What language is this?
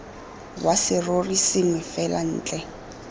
Tswana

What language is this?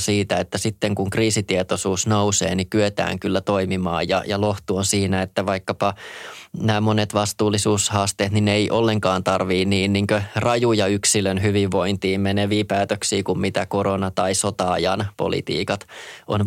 Finnish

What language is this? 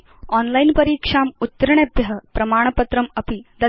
Sanskrit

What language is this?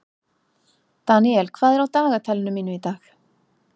Icelandic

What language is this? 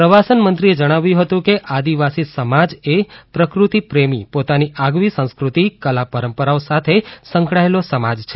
Gujarati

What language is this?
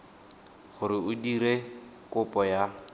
Tswana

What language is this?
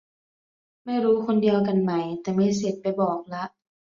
Thai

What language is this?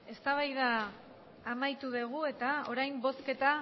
Basque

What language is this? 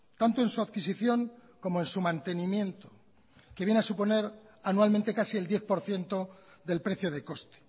Spanish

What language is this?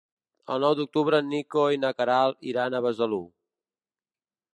Catalan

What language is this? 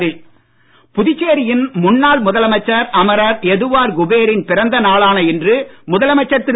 Tamil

